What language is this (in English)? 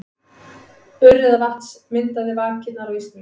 Icelandic